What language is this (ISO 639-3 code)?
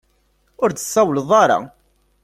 kab